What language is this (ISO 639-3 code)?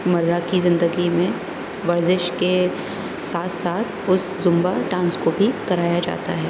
urd